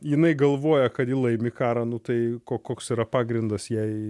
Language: Lithuanian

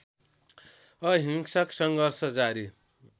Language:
Nepali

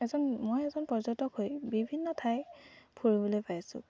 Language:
Assamese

